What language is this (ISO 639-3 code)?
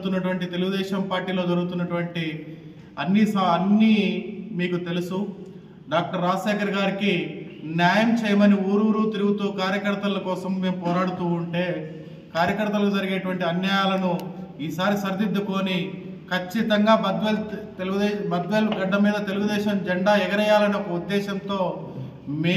tel